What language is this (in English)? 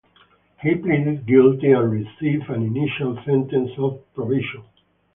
English